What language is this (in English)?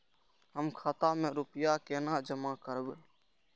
Maithili